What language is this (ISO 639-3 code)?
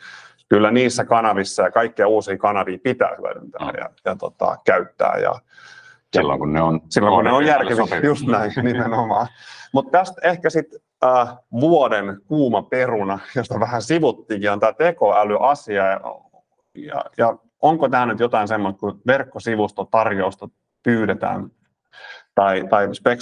fin